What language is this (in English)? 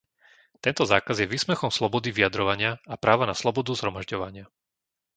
Slovak